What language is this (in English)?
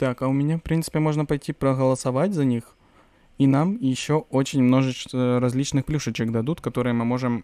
Russian